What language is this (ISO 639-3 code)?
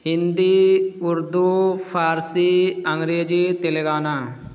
urd